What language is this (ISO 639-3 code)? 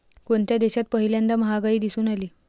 mar